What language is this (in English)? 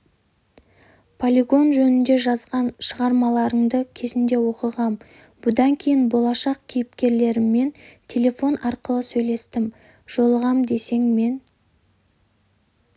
Kazakh